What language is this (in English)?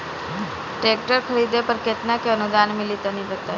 Bhojpuri